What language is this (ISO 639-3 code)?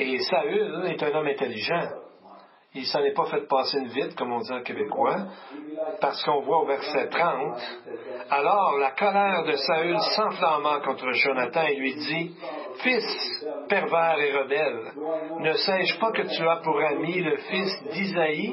fra